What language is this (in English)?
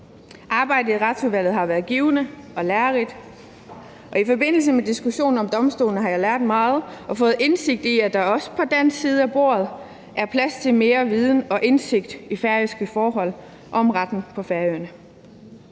Danish